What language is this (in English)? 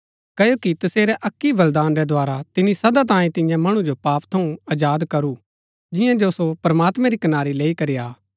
Gaddi